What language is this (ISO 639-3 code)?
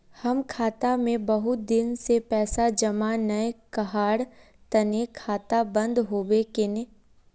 mag